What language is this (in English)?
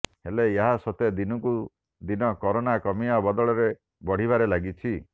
Odia